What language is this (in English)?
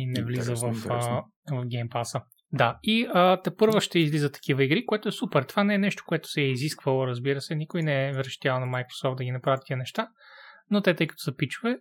Bulgarian